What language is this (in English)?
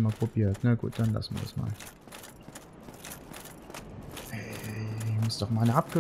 German